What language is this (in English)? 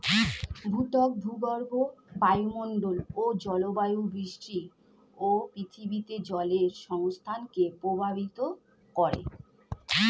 Bangla